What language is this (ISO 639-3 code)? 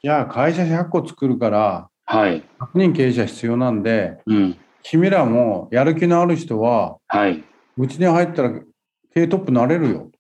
jpn